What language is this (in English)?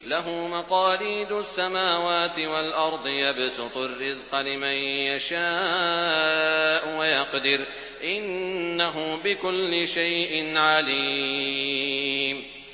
Arabic